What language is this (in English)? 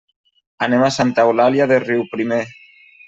Catalan